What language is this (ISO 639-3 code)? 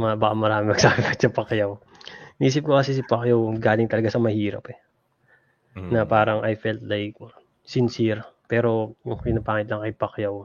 fil